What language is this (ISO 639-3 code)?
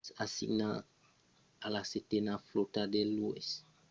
oci